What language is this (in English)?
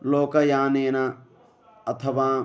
Sanskrit